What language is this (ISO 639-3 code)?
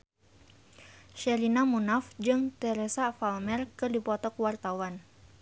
sun